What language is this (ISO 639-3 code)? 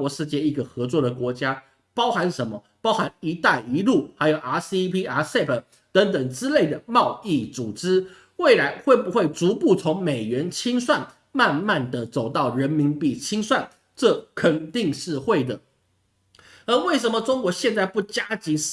zho